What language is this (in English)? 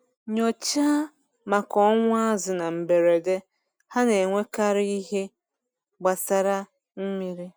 Igbo